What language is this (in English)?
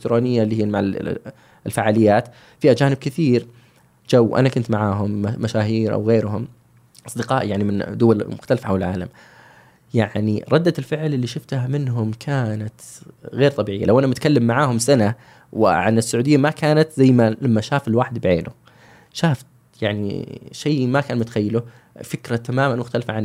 Arabic